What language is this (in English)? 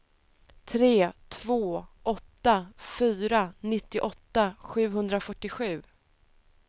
Swedish